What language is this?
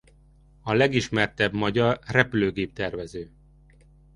Hungarian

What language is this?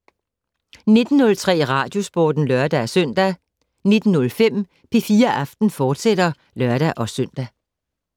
Danish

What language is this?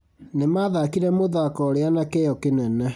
Kikuyu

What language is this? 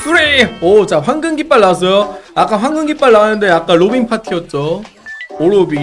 Korean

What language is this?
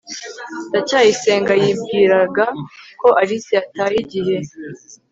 Kinyarwanda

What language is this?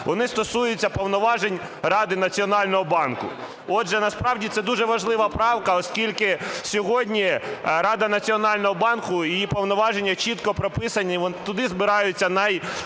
Ukrainian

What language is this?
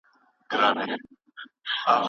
Pashto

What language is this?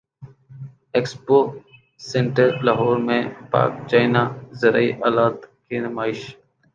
Urdu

